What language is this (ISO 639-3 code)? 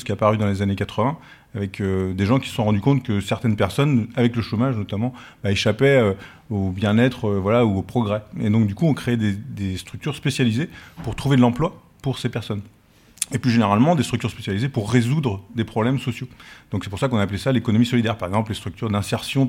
fra